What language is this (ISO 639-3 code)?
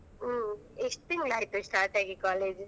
kan